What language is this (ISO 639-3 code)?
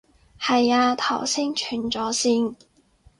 yue